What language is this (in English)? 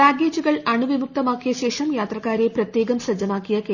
Malayalam